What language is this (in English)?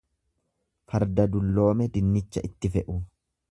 Oromo